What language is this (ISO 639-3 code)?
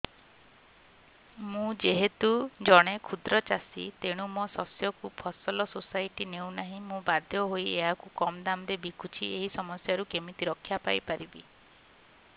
ori